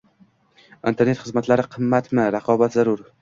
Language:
Uzbek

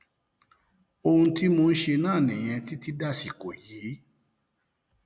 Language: Yoruba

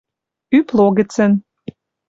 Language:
Western Mari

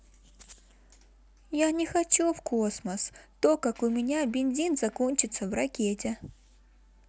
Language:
Russian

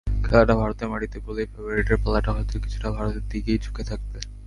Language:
Bangla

